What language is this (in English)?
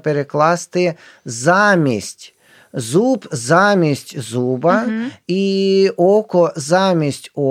Ukrainian